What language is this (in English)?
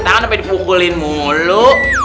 Indonesian